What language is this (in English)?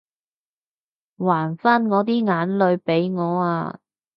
Cantonese